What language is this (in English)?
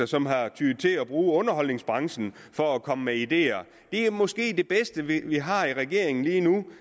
Danish